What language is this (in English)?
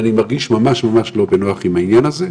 Hebrew